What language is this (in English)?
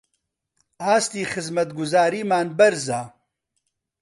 Central Kurdish